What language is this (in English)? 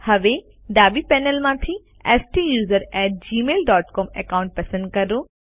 Gujarati